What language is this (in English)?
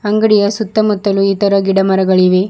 Kannada